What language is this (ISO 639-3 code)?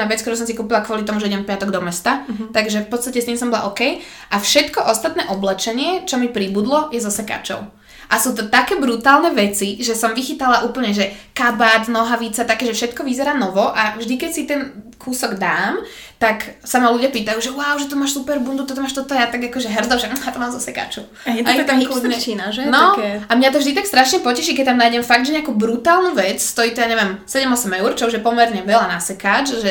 slk